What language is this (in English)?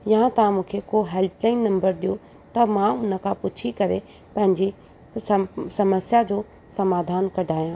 Sindhi